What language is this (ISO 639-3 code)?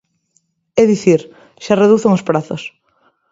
glg